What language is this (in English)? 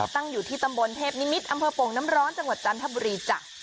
Thai